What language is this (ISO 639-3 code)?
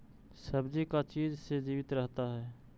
mag